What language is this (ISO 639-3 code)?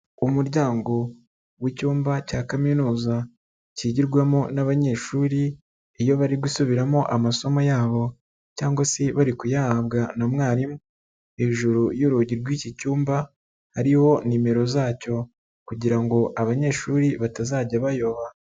kin